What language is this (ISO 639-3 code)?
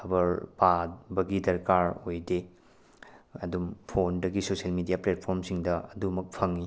mni